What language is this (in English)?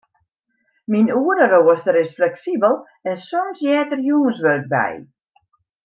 Western Frisian